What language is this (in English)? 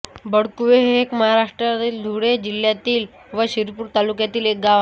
Marathi